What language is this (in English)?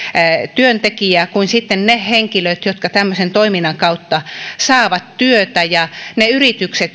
Finnish